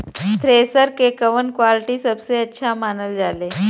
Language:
Bhojpuri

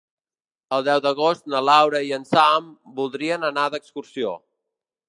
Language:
Catalan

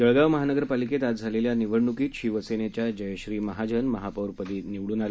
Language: Marathi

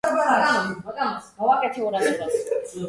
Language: Georgian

